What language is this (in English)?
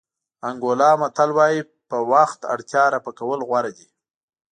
Pashto